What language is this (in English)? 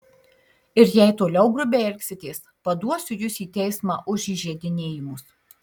Lithuanian